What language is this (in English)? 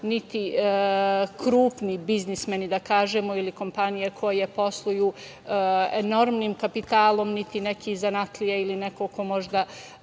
Serbian